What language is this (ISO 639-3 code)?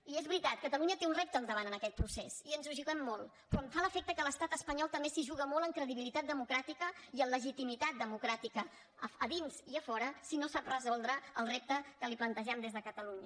cat